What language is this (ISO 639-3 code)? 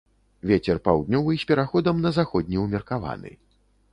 bel